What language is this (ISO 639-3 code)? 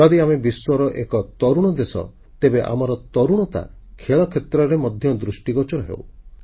ori